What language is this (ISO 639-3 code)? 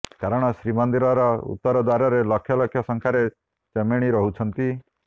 ori